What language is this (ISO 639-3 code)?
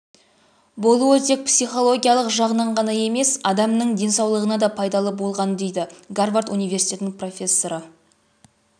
kaz